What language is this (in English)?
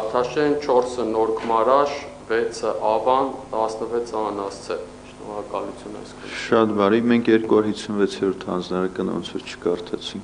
Romanian